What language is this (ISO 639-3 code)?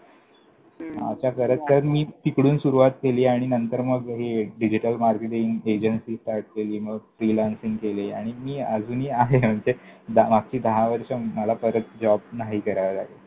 mar